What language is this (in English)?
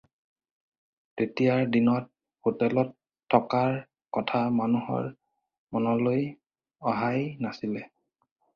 Assamese